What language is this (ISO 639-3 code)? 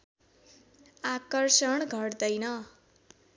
nep